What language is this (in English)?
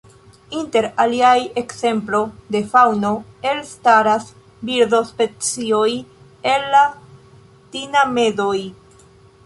Esperanto